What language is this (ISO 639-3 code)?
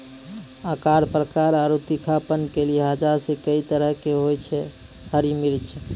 mai